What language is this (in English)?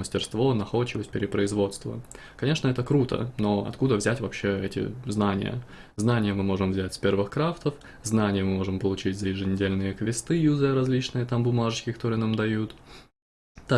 Russian